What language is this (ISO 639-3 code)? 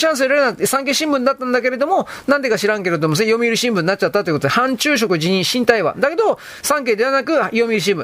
jpn